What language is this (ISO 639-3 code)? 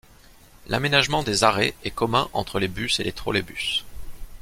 fra